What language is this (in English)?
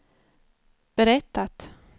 Swedish